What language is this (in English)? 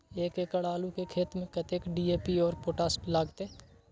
Maithili